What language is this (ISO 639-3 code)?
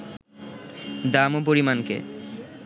ben